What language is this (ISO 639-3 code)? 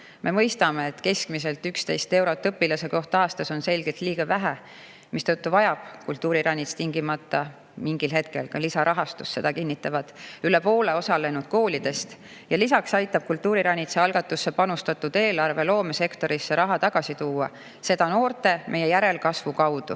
est